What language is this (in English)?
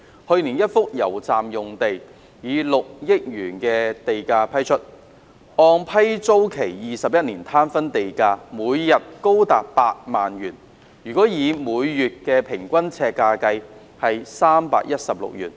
Cantonese